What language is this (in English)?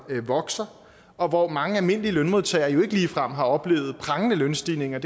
Danish